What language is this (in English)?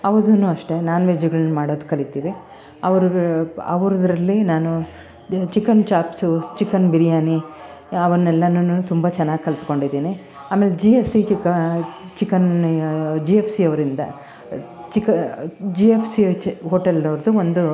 Kannada